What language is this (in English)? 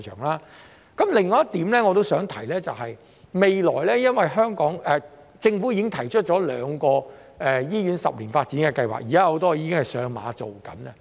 Cantonese